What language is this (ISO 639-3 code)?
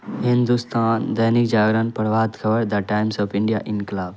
urd